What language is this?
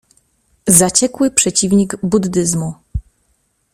Polish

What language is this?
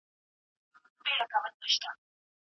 Pashto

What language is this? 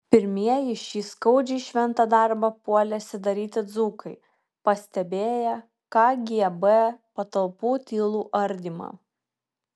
Lithuanian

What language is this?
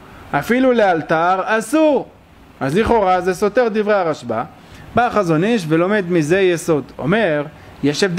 Hebrew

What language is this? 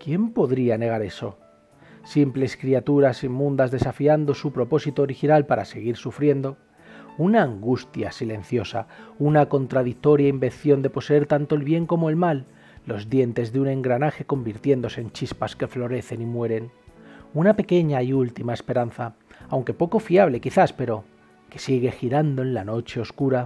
Spanish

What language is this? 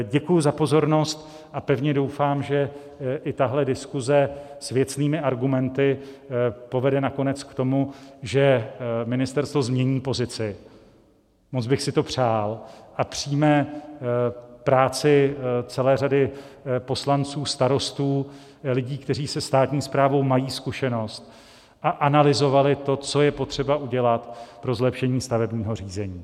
Czech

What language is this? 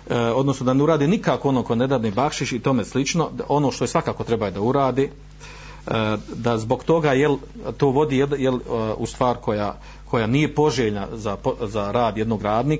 Croatian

